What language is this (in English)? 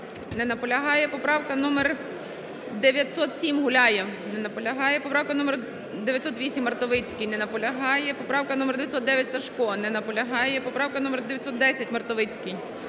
Ukrainian